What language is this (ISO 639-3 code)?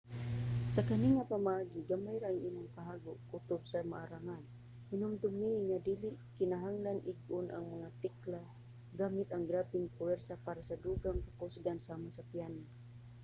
ceb